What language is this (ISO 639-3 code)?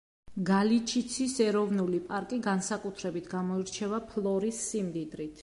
kat